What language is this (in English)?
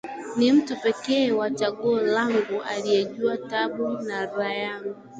Swahili